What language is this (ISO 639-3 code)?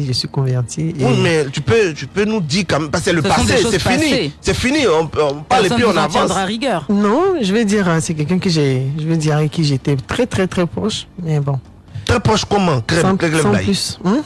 fra